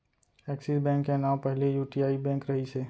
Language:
Chhattisgarhi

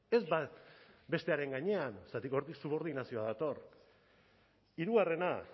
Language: Basque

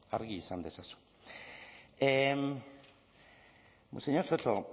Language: Basque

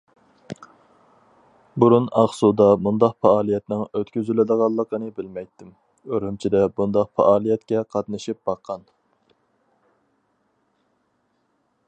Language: Uyghur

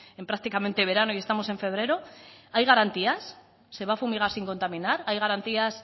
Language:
Spanish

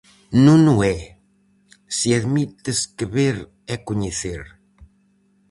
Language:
Galician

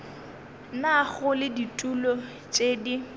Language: Northern Sotho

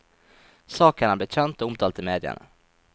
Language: Norwegian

